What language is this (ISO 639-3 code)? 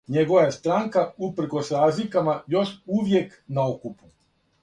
srp